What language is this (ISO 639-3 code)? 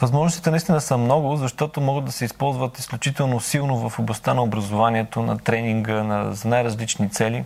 bul